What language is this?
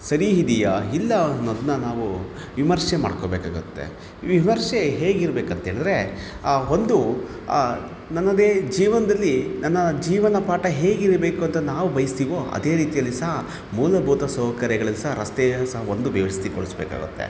Kannada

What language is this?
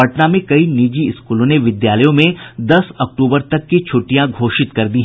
Hindi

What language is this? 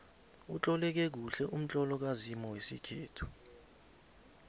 South Ndebele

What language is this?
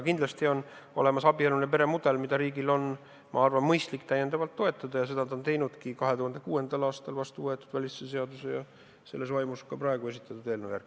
Estonian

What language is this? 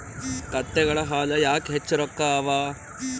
Kannada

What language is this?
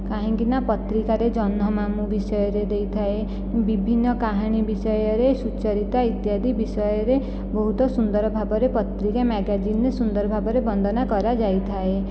Odia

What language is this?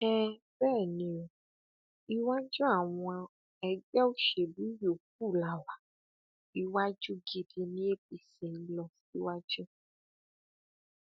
Yoruba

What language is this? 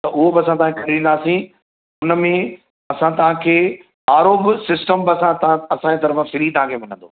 Sindhi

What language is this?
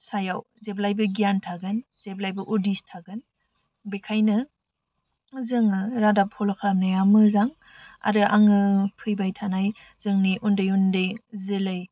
Bodo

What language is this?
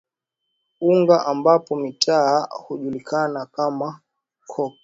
Swahili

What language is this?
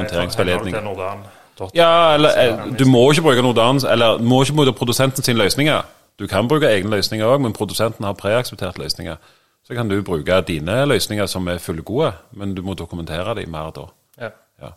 Danish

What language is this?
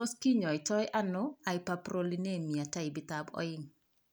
Kalenjin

